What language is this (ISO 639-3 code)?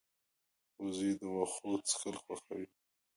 pus